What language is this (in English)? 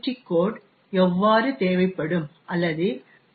Tamil